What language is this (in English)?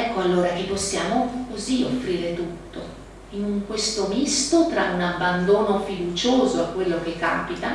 Italian